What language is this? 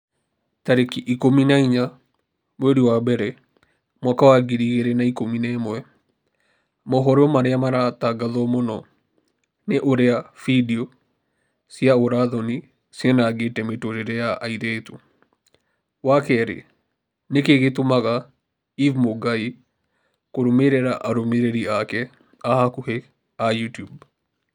Kikuyu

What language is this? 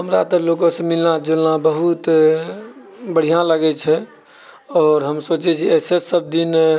Maithili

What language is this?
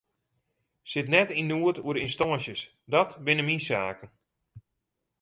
Western Frisian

